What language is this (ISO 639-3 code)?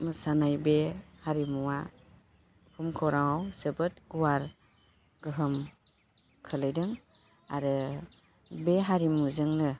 brx